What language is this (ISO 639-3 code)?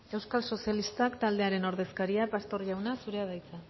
eus